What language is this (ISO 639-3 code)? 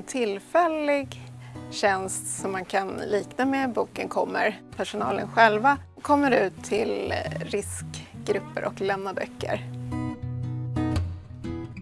swe